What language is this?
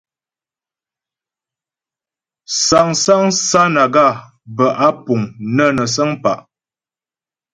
Ghomala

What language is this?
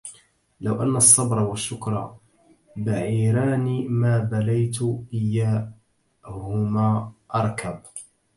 Arabic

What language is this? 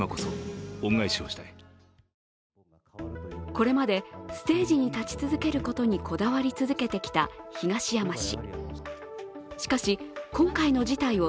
Japanese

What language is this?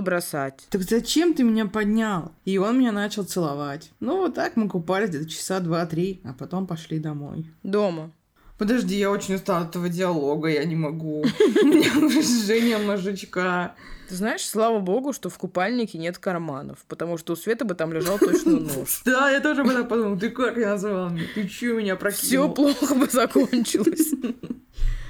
Russian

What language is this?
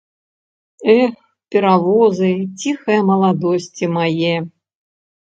Belarusian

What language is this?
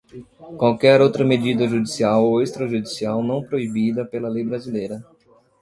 Portuguese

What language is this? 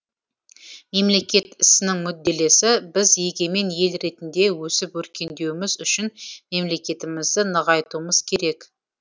Kazakh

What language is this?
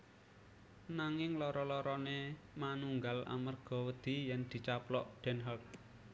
Javanese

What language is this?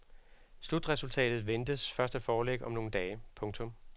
Danish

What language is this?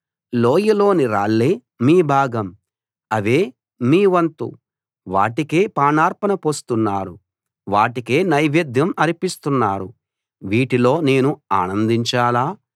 Telugu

